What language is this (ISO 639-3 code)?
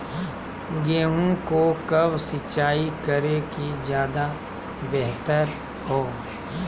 mag